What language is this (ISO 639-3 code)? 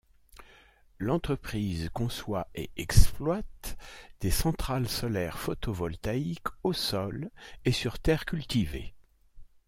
fra